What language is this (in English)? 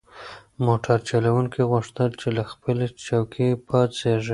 Pashto